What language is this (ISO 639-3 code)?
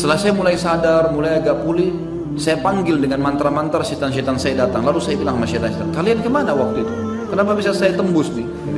ind